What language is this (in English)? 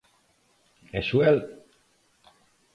Galician